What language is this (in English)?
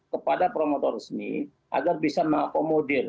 Indonesian